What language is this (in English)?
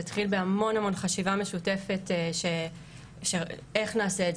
Hebrew